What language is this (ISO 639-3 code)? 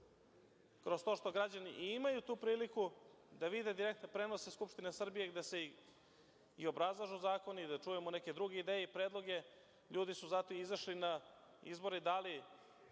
srp